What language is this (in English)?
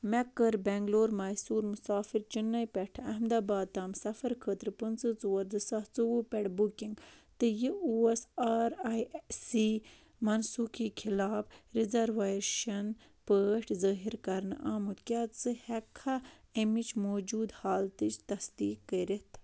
Kashmiri